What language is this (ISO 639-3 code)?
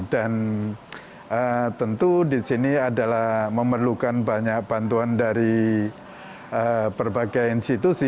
ind